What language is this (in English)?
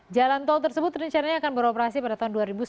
Indonesian